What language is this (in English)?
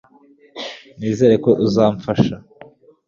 Kinyarwanda